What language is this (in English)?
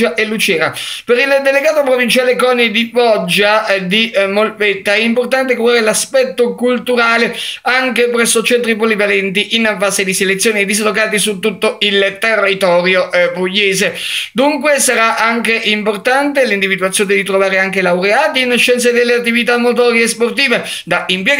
Italian